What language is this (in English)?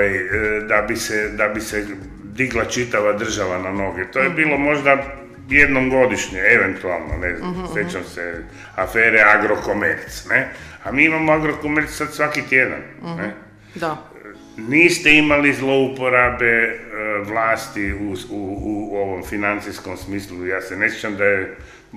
Croatian